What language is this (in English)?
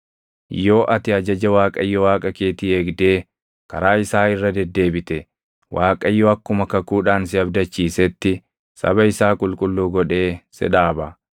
Oromo